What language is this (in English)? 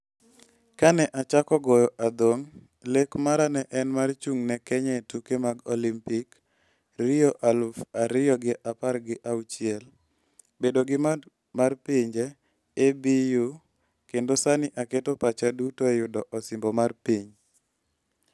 Luo (Kenya and Tanzania)